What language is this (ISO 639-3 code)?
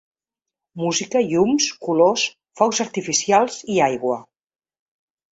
cat